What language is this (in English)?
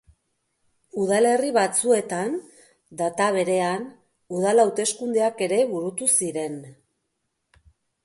Basque